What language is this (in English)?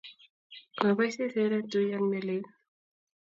Kalenjin